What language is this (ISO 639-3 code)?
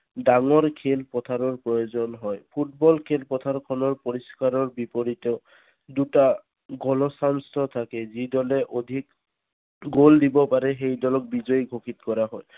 asm